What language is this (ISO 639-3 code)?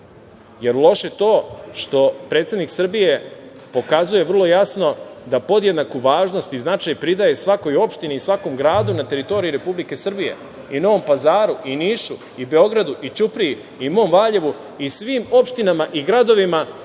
srp